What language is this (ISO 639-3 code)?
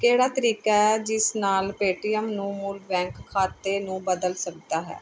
pan